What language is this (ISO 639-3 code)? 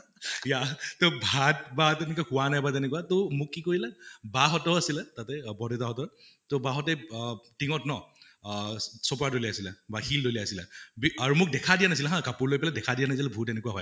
asm